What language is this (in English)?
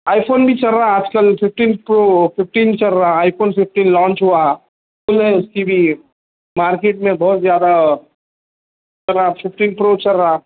Urdu